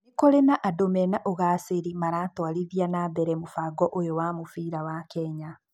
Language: Kikuyu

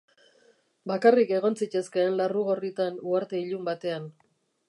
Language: Basque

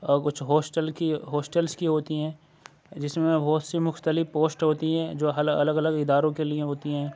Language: Urdu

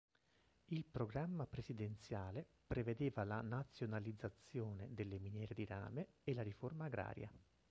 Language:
Italian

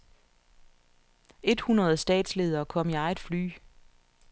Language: Danish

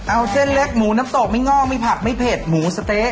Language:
Thai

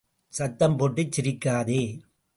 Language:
Tamil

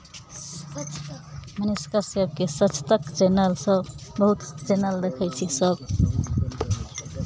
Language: Maithili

